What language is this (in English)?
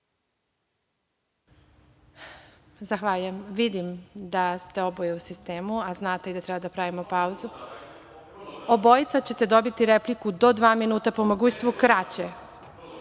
Serbian